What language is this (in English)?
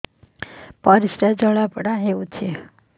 Odia